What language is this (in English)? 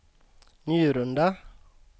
Swedish